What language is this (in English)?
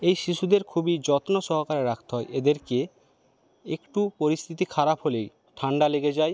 Bangla